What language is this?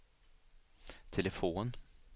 Swedish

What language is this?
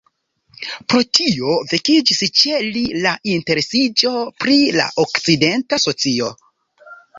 Esperanto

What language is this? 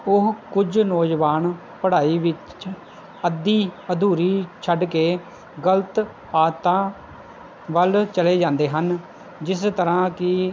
Punjabi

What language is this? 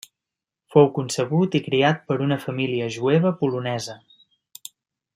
Catalan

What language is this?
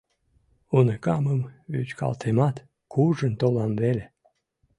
Mari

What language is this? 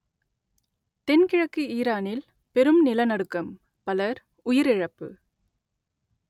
Tamil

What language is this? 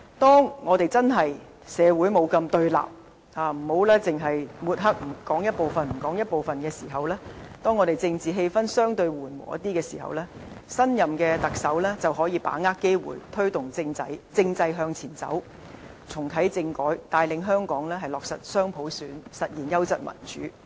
Cantonese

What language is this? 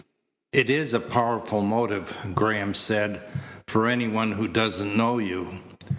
English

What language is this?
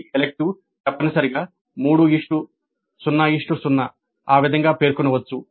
Telugu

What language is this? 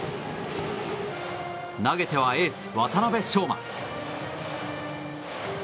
Japanese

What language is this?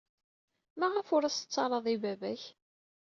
Kabyle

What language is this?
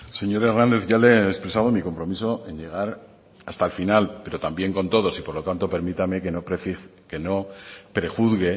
Spanish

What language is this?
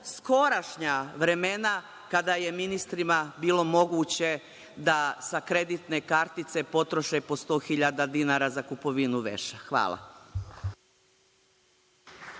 Serbian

